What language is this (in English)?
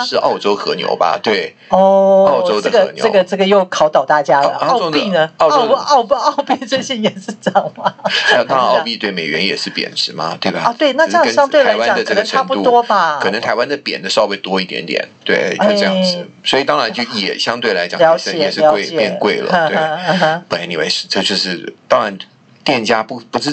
Chinese